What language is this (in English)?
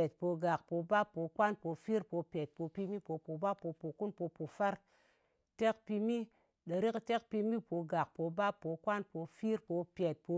Ngas